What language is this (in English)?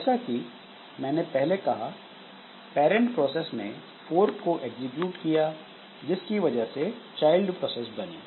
Hindi